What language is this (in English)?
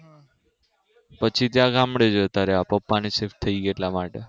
Gujarati